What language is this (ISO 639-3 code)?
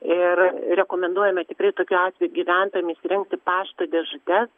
lit